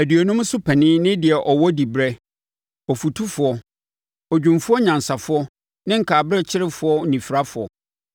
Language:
Akan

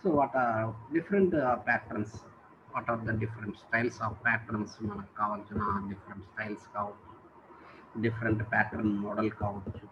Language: Thai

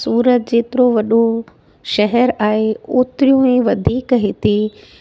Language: Sindhi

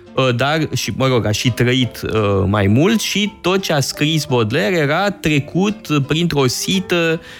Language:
Romanian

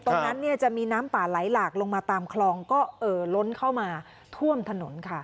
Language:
Thai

